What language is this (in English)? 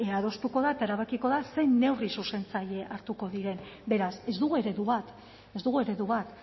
Basque